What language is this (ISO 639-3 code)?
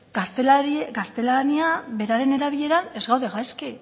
eus